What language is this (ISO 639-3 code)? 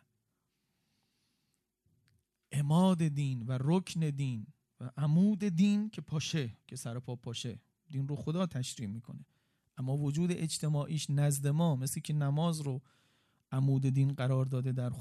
fas